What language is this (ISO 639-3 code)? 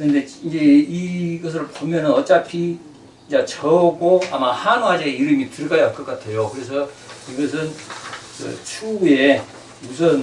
kor